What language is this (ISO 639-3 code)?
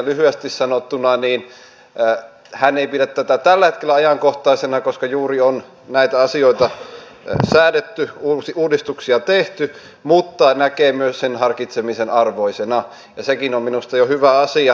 fin